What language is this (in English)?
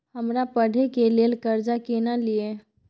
Maithili